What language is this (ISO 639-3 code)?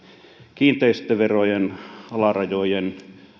fin